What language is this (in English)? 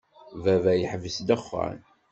Kabyle